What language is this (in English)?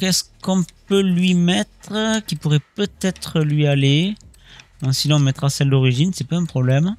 French